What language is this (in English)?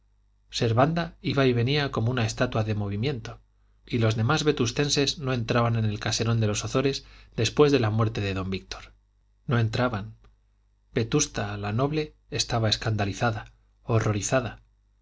Spanish